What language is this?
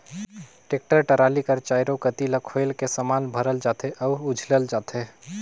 Chhattisgarhi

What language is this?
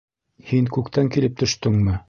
Bashkir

